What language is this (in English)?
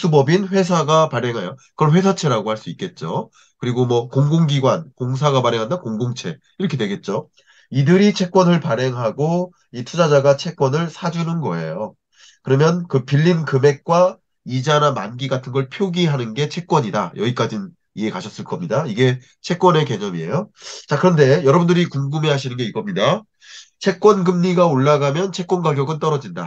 Korean